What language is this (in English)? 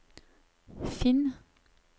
Norwegian